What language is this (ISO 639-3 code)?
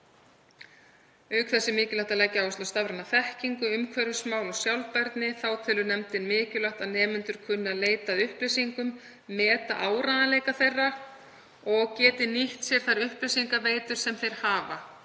isl